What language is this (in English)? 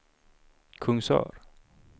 Swedish